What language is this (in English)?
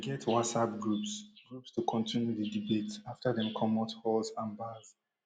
Nigerian Pidgin